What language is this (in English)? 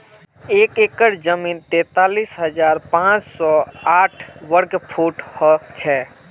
Magahi